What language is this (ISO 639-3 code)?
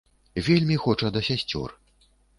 bel